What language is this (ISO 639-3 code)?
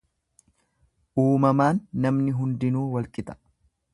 orm